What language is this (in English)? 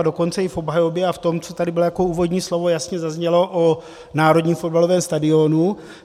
Czech